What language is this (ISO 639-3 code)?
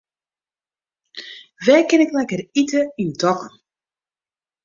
fry